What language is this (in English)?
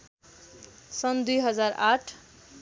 Nepali